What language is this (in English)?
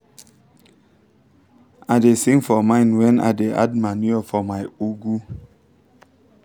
Nigerian Pidgin